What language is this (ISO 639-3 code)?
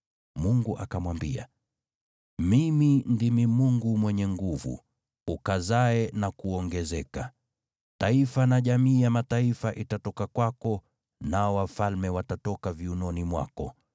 swa